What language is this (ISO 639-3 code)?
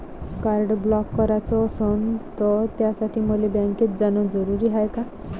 mar